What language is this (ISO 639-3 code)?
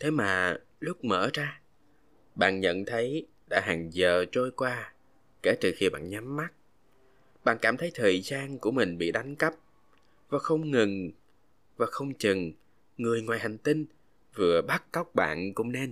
vie